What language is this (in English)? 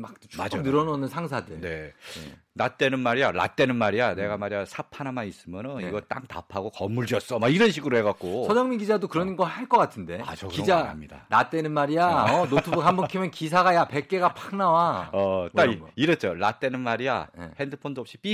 Korean